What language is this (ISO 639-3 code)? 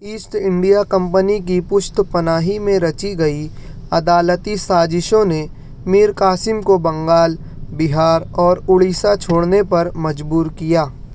urd